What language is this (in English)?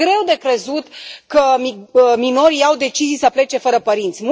Romanian